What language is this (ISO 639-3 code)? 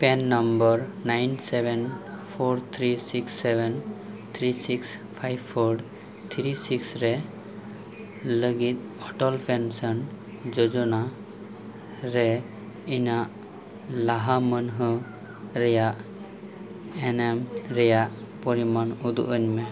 sat